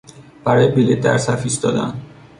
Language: Persian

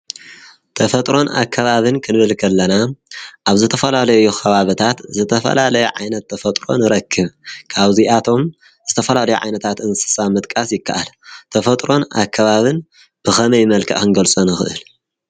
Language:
Tigrinya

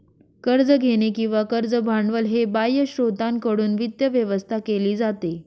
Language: Marathi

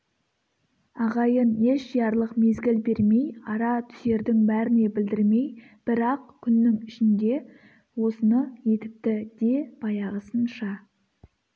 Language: Kazakh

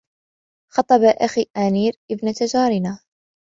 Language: Arabic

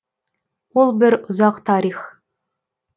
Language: Kazakh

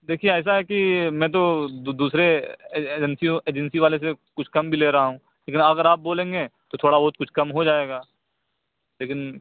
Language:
Urdu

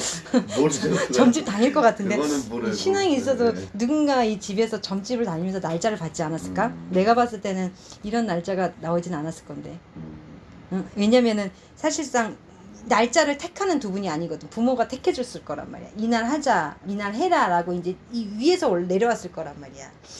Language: Korean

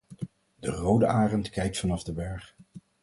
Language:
Dutch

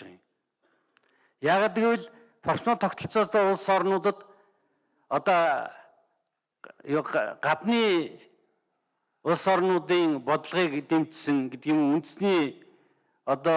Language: Turkish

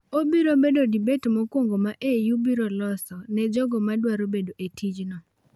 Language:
Luo (Kenya and Tanzania)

